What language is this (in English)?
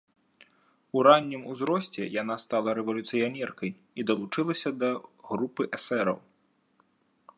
Belarusian